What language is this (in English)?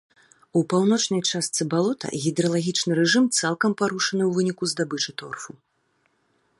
Belarusian